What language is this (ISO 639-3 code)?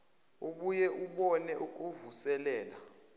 zul